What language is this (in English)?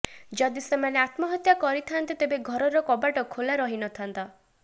Odia